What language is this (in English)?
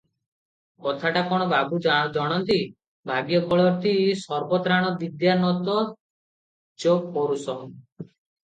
Odia